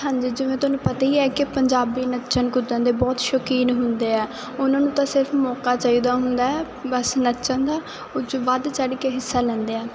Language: Punjabi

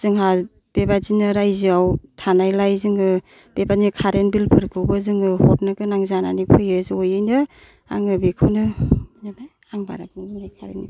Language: Bodo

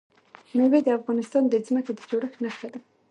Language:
Pashto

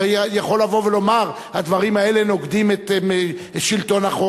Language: Hebrew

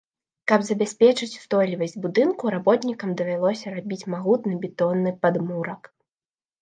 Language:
Belarusian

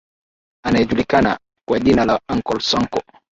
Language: Swahili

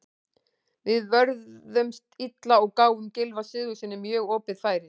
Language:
Icelandic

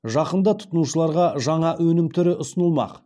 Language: Kazakh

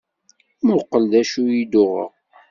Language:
Kabyle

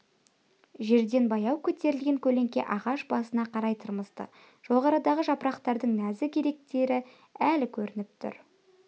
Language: Kazakh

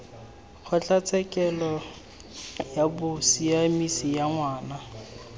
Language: Tswana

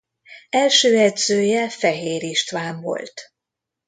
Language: Hungarian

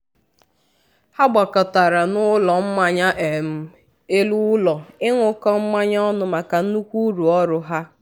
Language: Igbo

